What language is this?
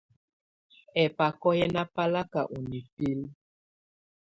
Tunen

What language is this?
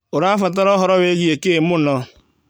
Kikuyu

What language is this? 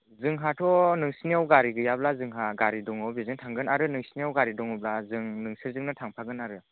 Bodo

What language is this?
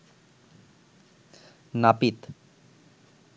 Bangla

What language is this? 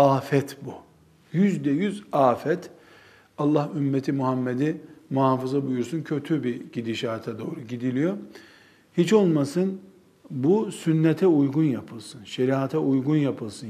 Turkish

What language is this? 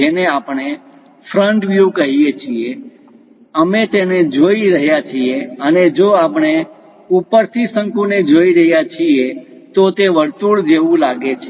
Gujarati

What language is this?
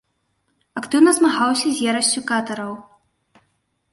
Belarusian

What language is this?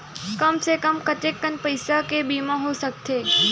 Chhattisgarhi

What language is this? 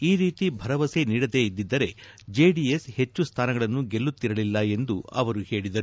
Kannada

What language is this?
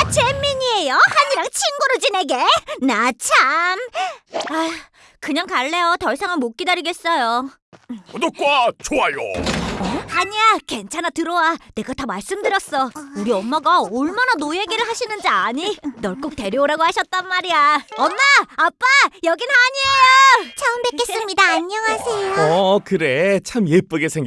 Korean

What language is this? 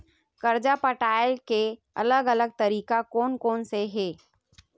Chhattisgarhi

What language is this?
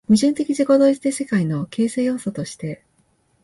Japanese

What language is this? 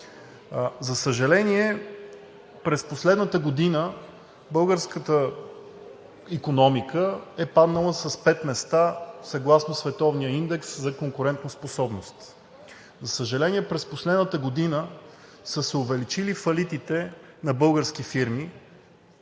Bulgarian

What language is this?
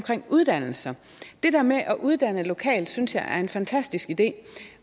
Danish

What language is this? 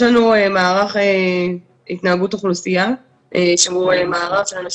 Hebrew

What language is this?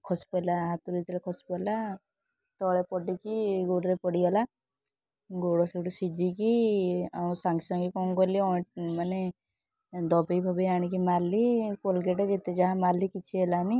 Odia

